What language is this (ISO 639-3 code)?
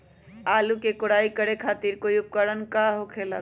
mag